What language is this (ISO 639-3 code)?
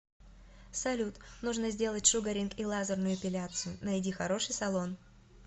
rus